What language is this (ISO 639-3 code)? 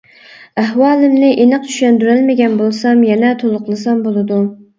uig